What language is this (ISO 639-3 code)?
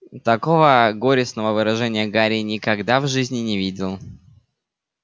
rus